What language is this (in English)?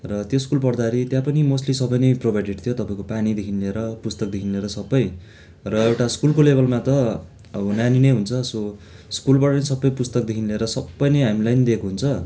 Nepali